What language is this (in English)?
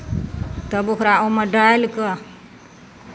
Maithili